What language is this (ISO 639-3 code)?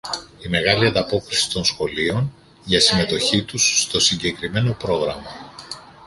ell